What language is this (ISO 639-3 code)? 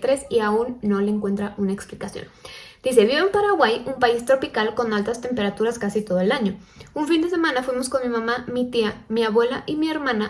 spa